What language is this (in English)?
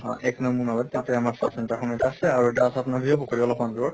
Assamese